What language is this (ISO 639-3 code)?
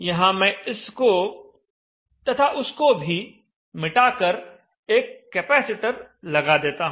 hin